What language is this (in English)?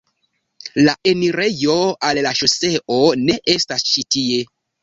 Esperanto